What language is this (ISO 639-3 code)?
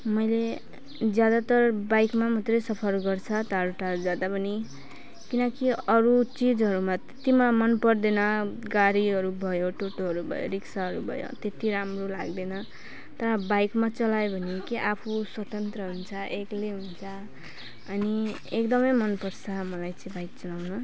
nep